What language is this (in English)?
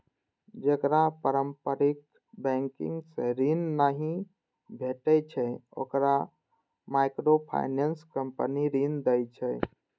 Maithili